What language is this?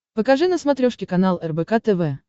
Russian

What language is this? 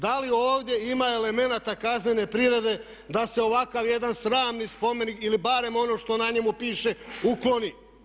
Croatian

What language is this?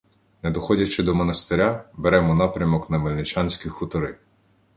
Ukrainian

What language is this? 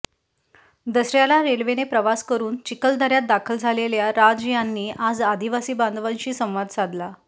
Marathi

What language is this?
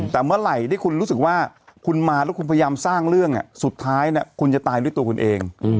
Thai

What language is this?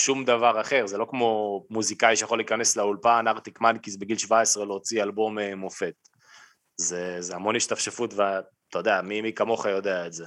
Hebrew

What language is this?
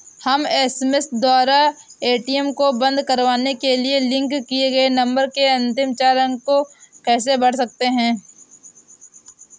Hindi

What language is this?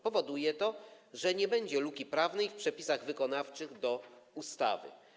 Polish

